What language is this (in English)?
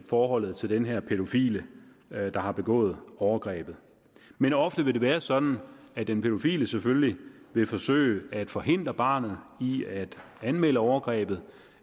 Danish